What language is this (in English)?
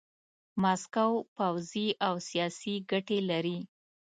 Pashto